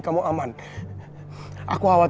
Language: Indonesian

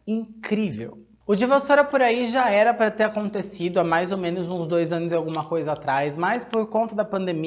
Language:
Portuguese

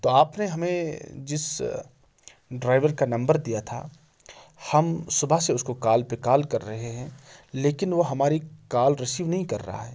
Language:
Urdu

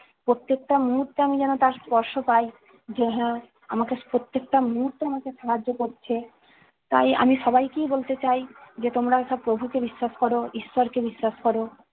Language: Bangla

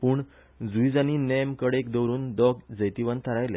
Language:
Konkani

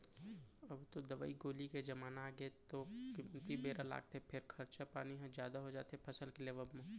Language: Chhattisgarhi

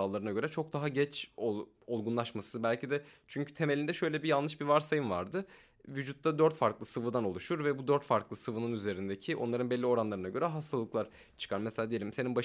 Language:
Turkish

